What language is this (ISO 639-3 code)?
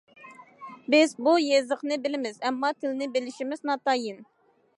uig